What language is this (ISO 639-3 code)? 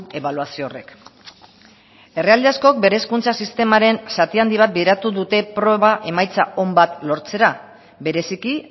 eus